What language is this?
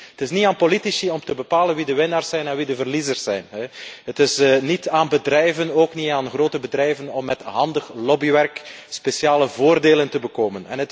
Dutch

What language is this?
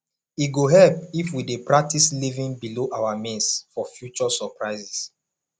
Nigerian Pidgin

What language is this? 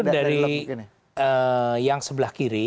Indonesian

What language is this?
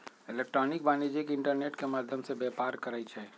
Magahi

